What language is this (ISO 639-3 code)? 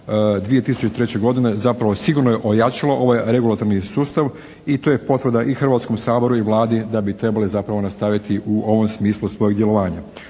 hrv